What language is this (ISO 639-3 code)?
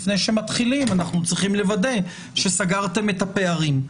heb